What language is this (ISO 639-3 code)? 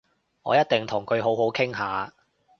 yue